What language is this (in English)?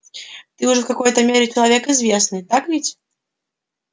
Russian